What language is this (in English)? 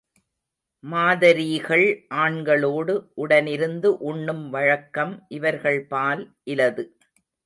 Tamil